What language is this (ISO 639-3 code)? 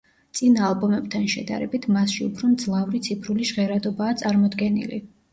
kat